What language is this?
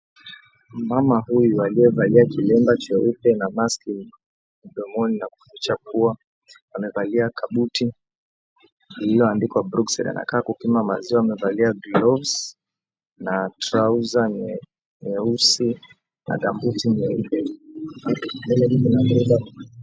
Swahili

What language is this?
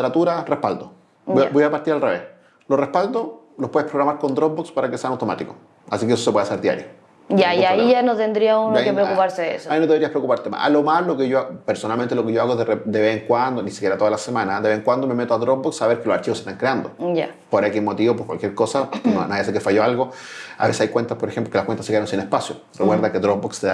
Spanish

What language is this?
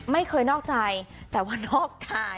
Thai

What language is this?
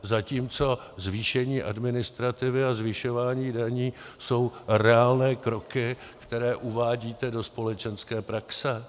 Czech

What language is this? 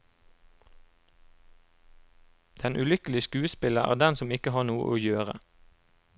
Norwegian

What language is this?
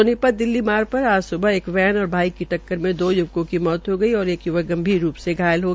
Hindi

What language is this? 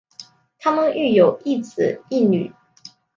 Chinese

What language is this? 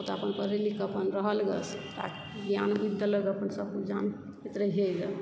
Maithili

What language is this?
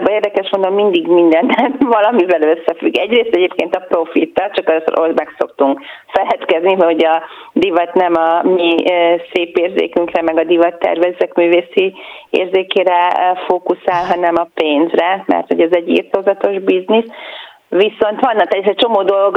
Hungarian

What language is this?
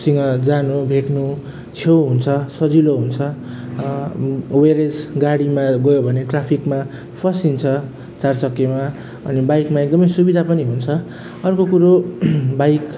Nepali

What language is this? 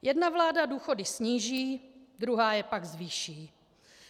Czech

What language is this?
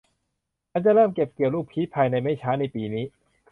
Thai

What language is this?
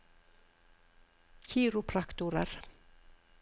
Norwegian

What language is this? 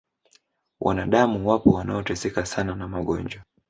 Swahili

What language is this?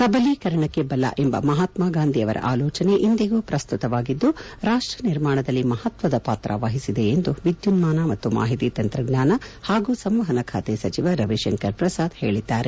Kannada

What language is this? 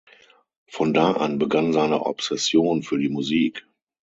German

